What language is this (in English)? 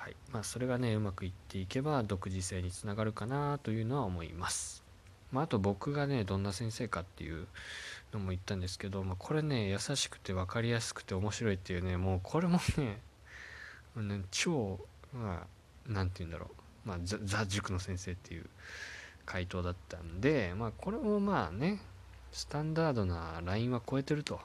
Japanese